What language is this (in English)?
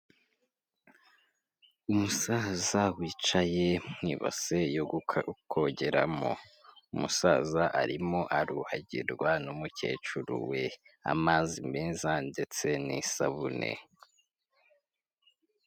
Kinyarwanda